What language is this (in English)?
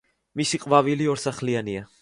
Georgian